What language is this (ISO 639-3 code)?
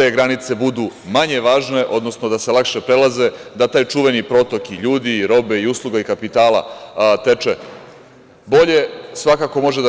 srp